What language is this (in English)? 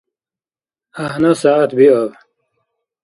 Dargwa